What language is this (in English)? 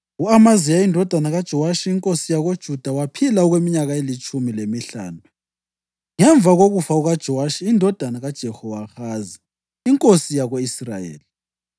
North Ndebele